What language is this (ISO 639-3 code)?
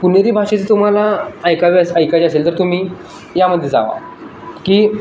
mar